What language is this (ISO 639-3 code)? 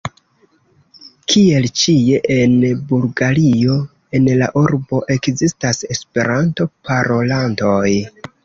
epo